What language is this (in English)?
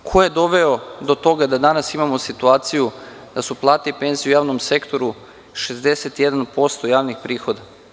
Serbian